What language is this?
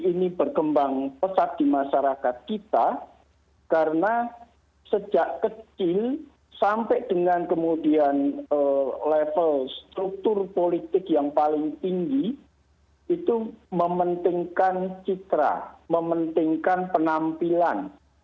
Indonesian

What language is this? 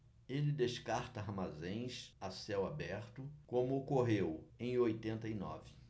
Portuguese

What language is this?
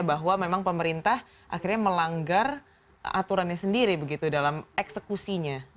Indonesian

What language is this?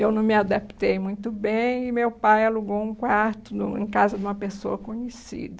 Portuguese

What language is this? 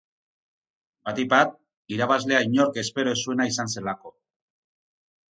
Basque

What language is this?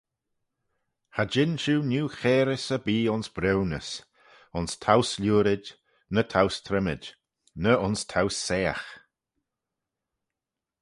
Manx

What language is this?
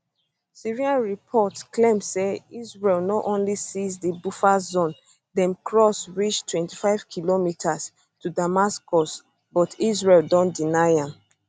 Nigerian Pidgin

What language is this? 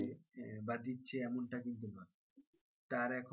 Bangla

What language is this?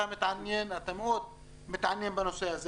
Hebrew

